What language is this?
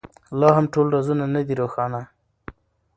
Pashto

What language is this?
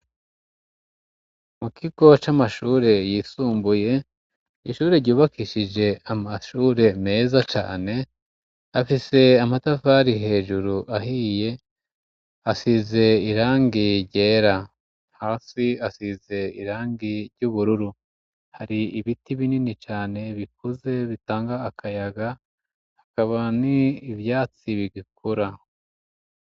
Rundi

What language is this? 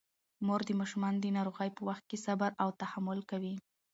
Pashto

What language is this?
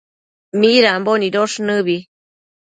Matsés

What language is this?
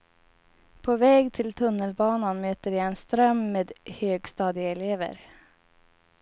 Swedish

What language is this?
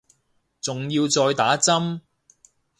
Cantonese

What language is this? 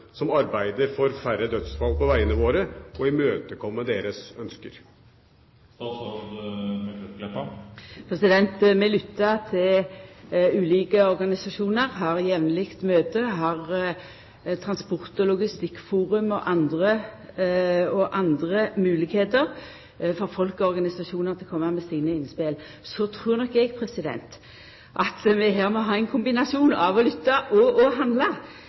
Norwegian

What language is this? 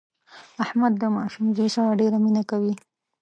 Pashto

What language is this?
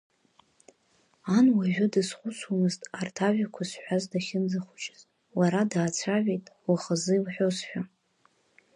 Abkhazian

